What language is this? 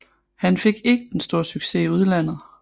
Danish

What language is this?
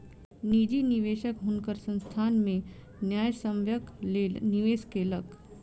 Maithili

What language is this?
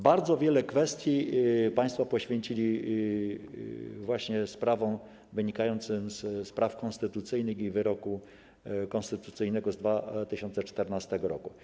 Polish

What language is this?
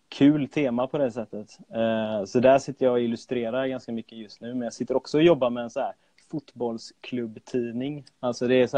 Swedish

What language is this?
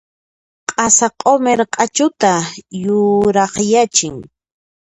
Puno Quechua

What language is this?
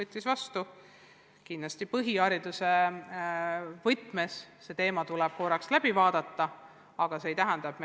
Estonian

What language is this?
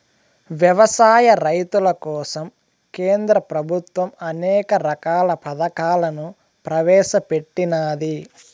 Telugu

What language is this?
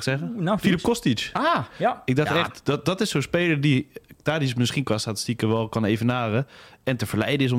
Dutch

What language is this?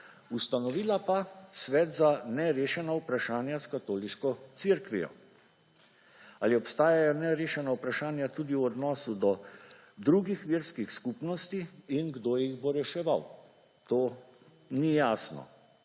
Slovenian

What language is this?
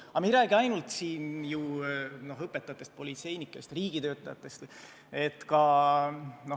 Estonian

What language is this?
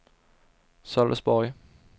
Swedish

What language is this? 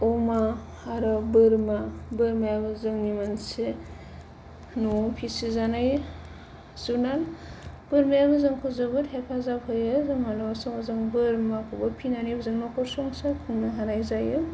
Bodo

